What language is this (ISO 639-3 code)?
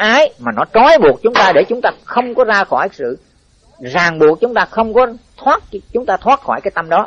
vie